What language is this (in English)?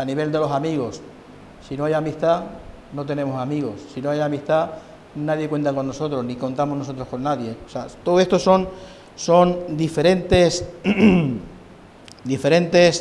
Spanish